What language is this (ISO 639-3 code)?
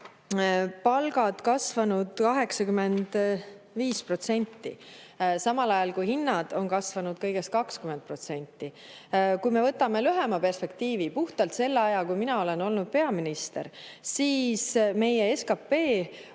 est